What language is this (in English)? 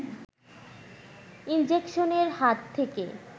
Bangla